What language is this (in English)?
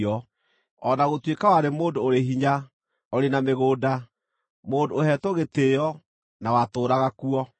Kikuyu